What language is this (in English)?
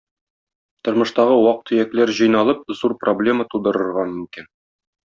Tatar